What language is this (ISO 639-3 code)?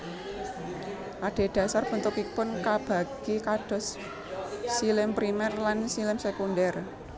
jav